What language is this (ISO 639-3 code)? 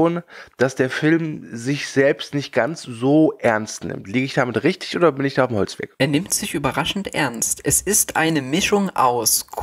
deu